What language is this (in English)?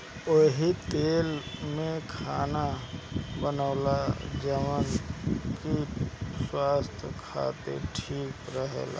Bhojpuri